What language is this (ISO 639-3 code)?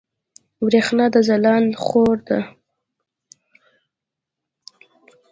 pus